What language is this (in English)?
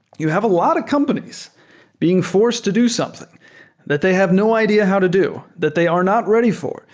English